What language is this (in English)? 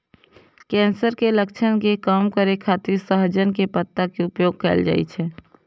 Maithili